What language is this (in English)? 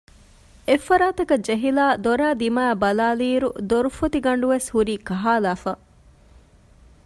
Divehi